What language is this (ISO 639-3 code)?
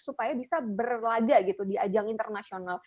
ind